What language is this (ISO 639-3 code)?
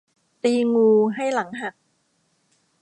tha